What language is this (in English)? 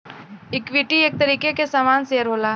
Bhojpuri